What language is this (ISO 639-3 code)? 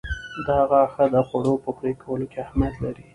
pus